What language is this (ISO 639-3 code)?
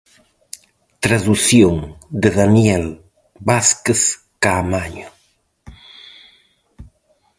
glg